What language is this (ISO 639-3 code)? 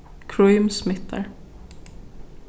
fao